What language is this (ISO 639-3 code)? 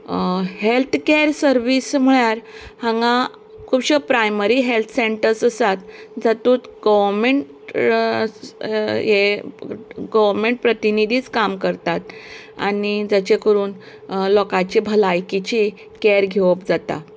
kok